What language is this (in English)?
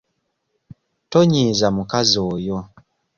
Ganda